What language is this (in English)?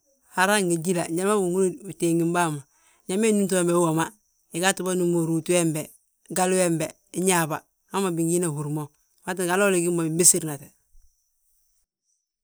Balanta-Ganja